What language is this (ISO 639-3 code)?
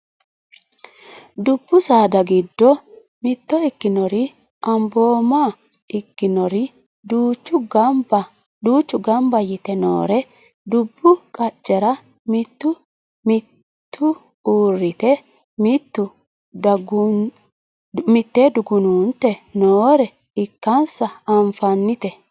sid